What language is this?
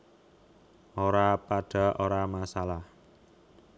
Javanese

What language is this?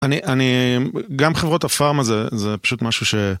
Hebrew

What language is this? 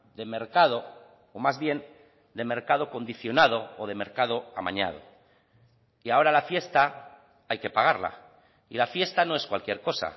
Spanish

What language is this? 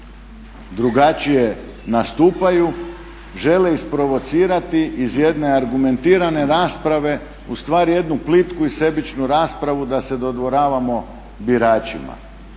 Croatian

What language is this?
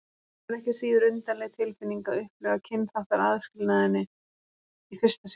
Icelandic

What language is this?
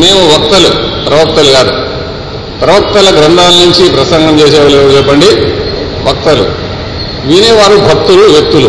Telugu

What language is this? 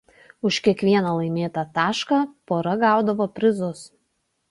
Lithuanian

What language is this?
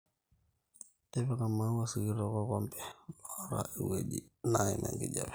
Masai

